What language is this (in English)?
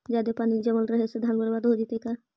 Magahi